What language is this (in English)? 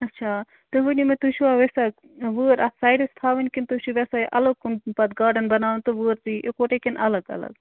Kashmiri